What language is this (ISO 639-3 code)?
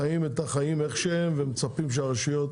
heb